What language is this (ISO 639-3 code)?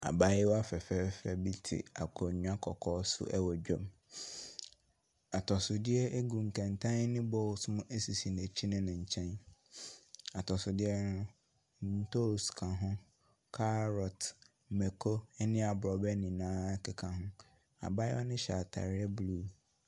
aka